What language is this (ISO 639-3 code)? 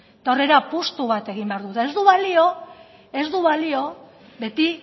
eus